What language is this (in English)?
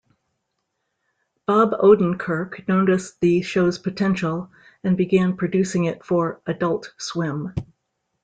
English